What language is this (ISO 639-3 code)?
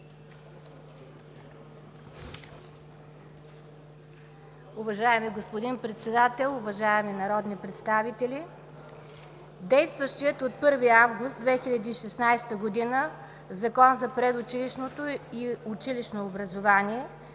bul